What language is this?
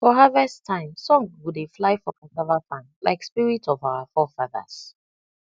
Nigerian Pidgin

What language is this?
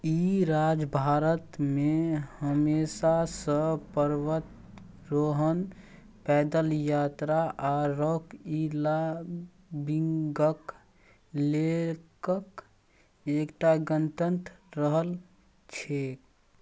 Maithili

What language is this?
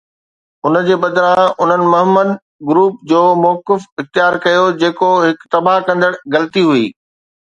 Sindhi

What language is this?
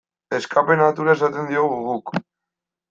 Basque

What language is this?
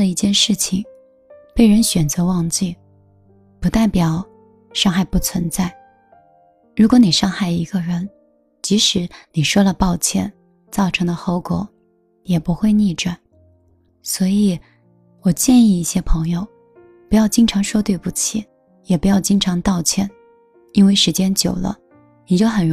Chinese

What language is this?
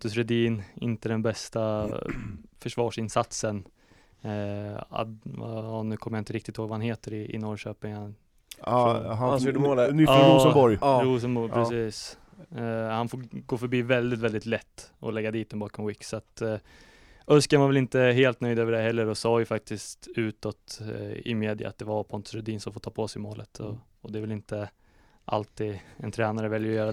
Swedish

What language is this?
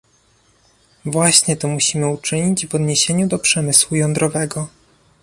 Polish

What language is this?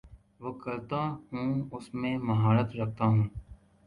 Urdu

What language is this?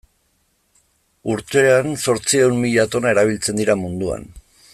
Basque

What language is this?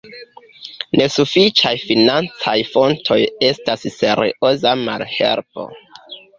Esperanto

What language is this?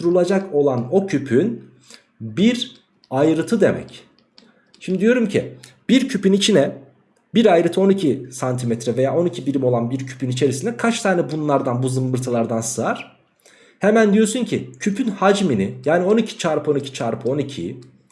Turkish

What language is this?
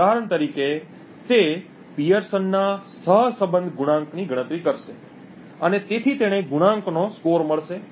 Gujarati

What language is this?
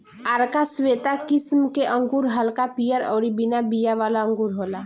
Bhojpuri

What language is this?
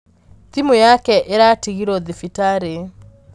Kikuyu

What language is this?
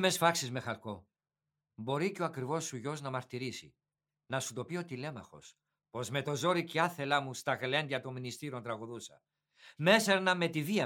Greek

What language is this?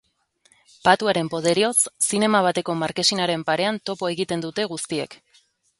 Basque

